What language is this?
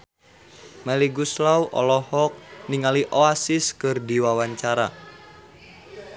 Sundanese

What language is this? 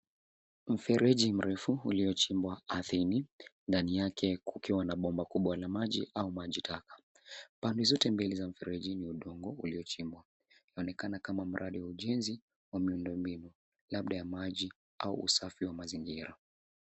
Swahili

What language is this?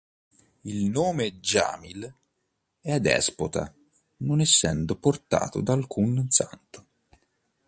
Italian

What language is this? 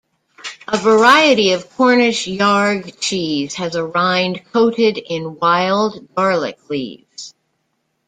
English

